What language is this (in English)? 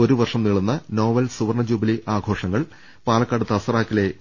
Malayalam